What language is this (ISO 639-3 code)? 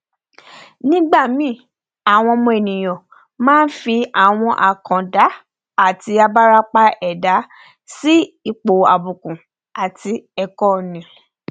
yor